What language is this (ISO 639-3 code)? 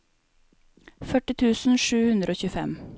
nor